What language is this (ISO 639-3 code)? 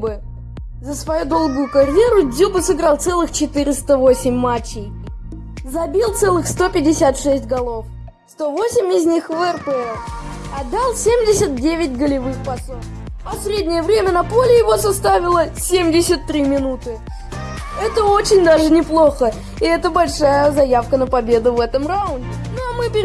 rus